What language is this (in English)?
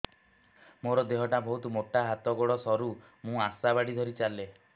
Odia